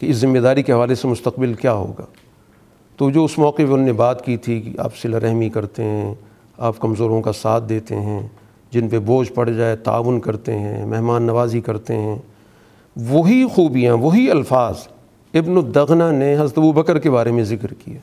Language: Urdu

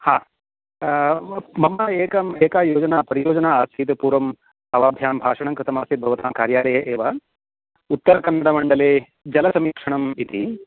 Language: Sanskrit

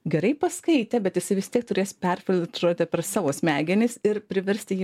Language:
Lithuanian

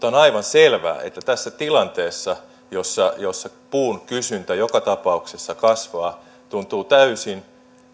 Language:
Finnish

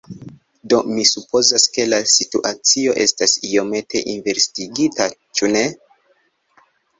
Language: Esperanto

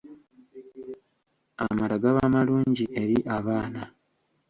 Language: Ganda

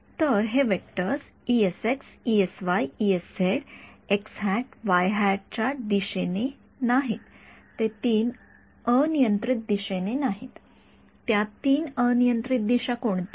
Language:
Marathi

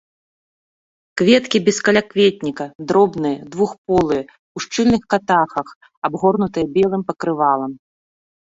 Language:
Belarusian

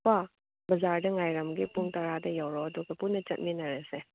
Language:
Manipuri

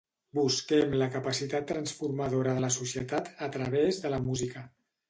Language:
Catalan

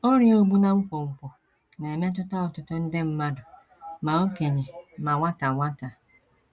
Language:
Igbo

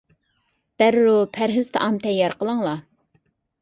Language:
Uyghur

